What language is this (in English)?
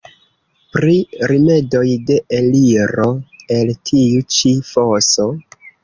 Esperanto